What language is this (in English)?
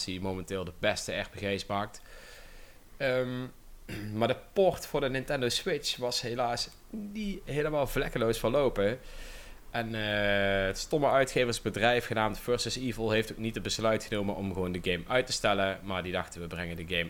Dutch